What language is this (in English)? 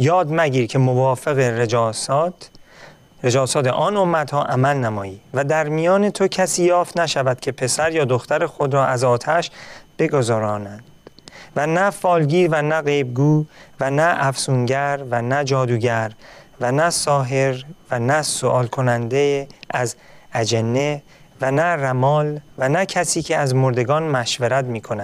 Persian